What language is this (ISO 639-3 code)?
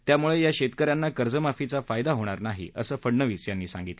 mar